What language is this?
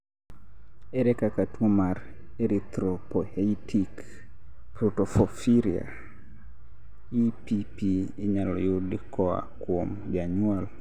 Luo (Kenya and Tanzania)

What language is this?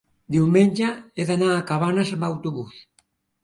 Catalan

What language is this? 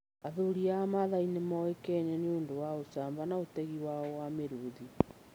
Kikuyu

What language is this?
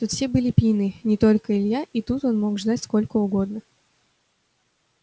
Russian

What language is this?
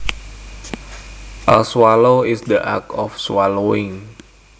Javanese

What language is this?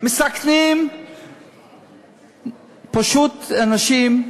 Hebrew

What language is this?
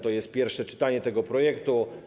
Polish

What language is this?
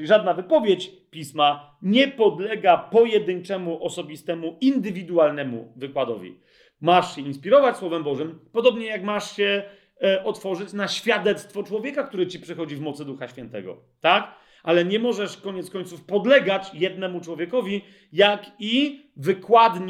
Polish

